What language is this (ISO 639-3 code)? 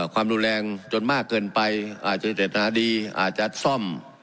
tha